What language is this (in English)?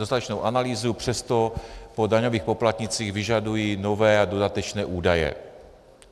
Czech